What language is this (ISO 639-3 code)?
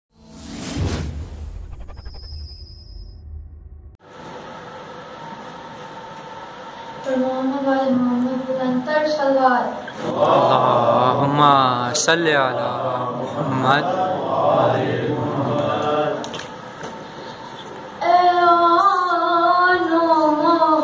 tur